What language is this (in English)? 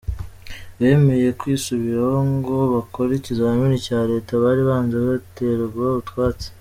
Kinyarwanda